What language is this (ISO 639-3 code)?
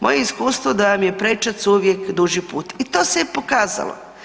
hrv